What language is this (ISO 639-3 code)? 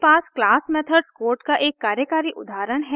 hin